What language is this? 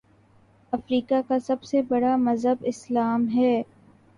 Urdu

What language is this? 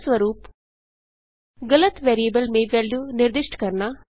Hindi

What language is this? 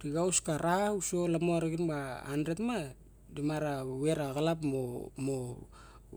Barok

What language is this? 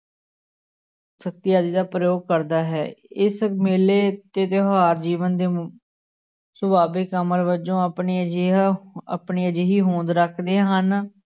Punjabi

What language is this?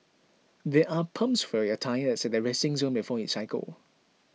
English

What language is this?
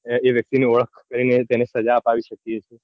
Gujarati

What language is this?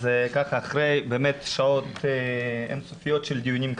Hebrew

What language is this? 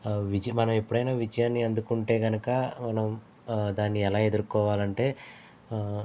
Telugu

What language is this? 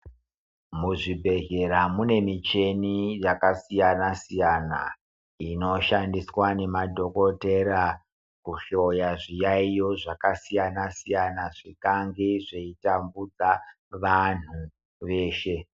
Ndau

